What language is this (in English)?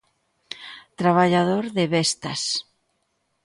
Galician